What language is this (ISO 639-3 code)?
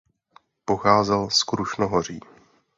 ces